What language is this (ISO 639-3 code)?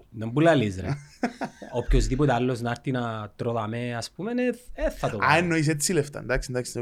ell